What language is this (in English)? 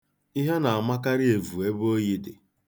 Igbo